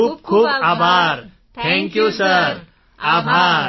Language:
Gujarati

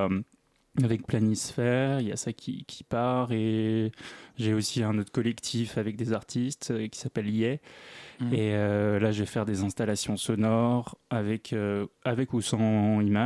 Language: French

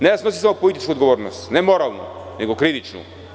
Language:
Serbian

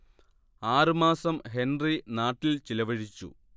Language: Malayalam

